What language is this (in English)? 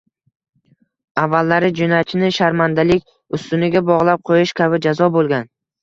Uzbek